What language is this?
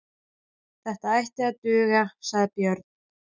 Icelandic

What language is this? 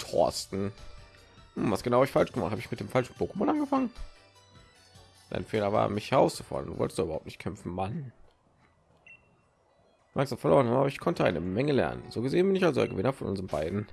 German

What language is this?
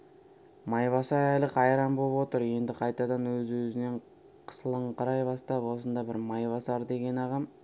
Kazakh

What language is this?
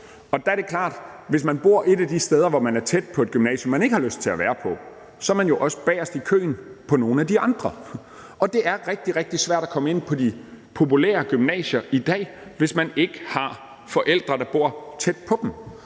Danish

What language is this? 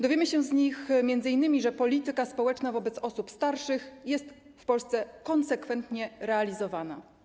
Polish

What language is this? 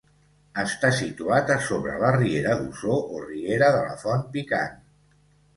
Catalan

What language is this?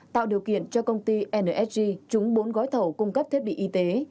Vietnamese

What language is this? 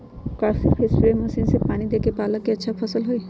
Magahi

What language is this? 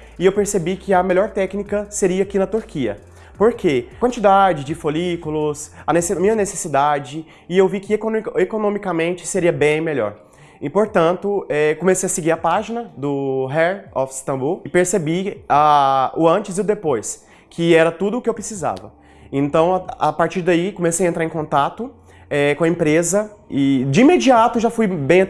Portuguese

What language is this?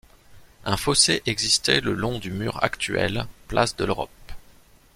French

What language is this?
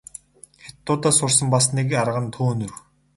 Mongolian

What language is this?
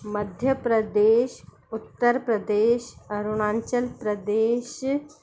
Sindhi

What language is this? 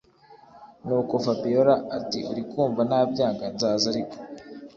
Kinyarwanda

